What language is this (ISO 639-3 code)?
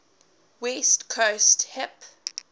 eng